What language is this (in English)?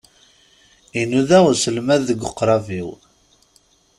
Kabyle